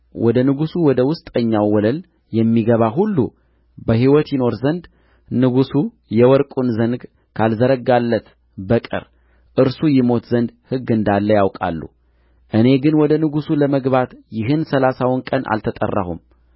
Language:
Amharic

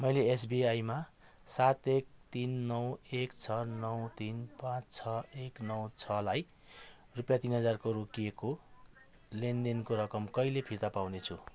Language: Nepali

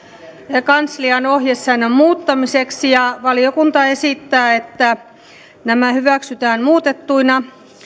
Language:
Finnish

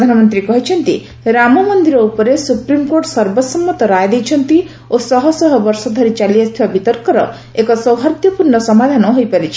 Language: Odia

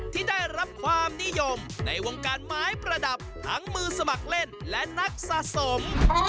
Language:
Thai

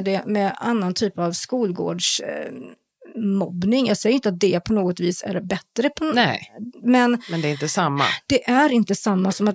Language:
Swedish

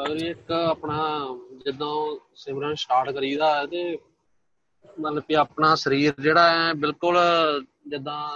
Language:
Punjabi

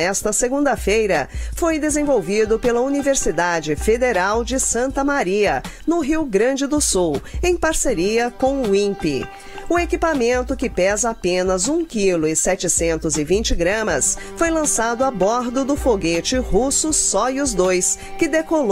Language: Portuguese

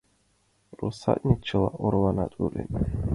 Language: Mari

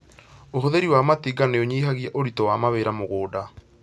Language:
Kikuyu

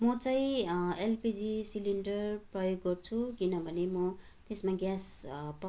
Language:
Nepali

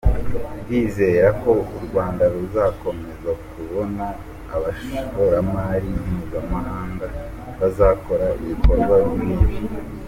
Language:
Kinyarwanda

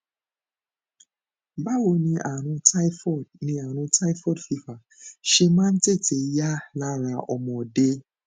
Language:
Yoruba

